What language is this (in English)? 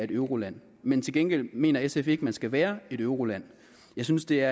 Danish